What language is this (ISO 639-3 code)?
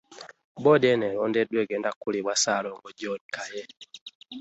lug